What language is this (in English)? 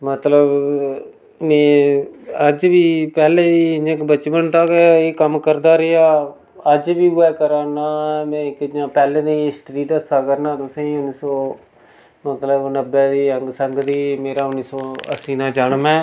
Dogri